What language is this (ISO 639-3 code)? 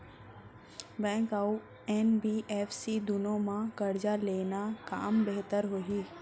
hne